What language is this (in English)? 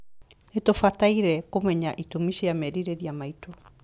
Kikuyu